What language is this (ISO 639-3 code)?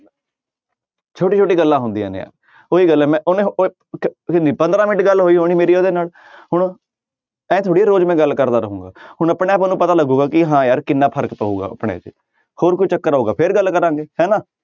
pan